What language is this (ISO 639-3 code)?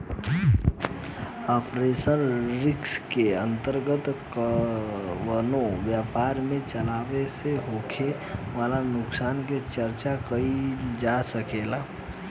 bho